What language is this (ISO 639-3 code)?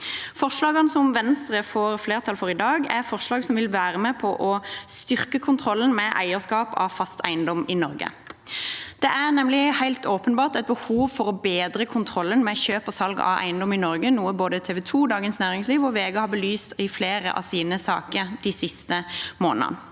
nor